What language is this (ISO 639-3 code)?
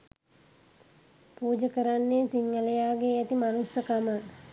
sin